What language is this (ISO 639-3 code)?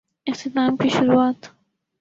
urd